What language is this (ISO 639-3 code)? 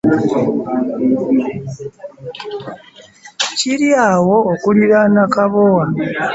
lug